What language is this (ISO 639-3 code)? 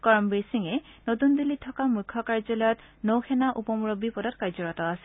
asm